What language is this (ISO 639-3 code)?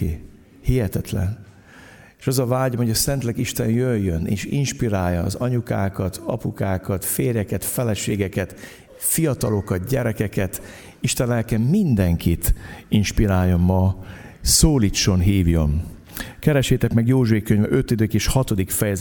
hun